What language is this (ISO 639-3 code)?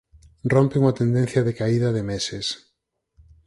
glg